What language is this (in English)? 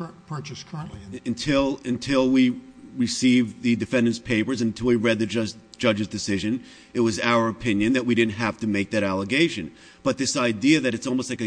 English